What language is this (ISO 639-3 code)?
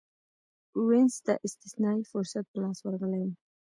pus